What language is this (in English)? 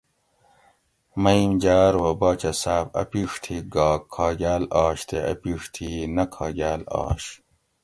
Gawri